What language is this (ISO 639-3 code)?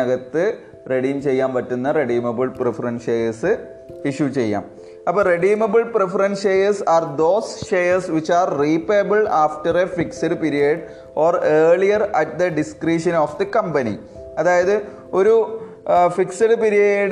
mal